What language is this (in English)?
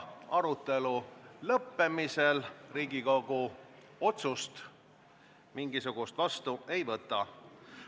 Estonian